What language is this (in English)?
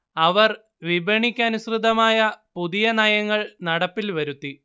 Malayalam